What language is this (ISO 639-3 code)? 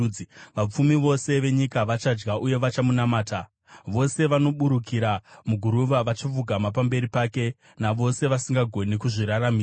sna